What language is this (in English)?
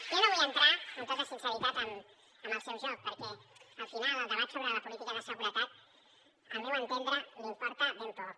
Catalan